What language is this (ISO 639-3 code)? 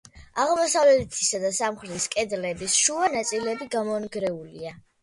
kat